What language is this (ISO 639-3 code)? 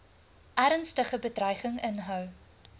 afr